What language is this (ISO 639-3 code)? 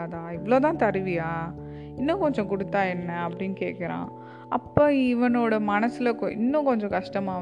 tam